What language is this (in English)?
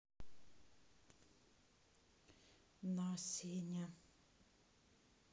Russian